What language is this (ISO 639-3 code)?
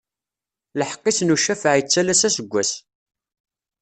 kab